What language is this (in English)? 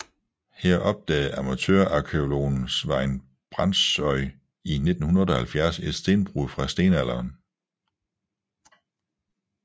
Danish